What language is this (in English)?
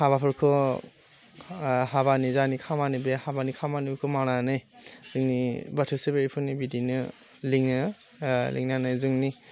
Bodo